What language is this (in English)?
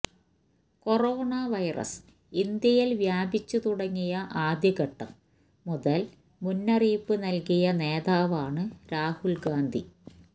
Malayalam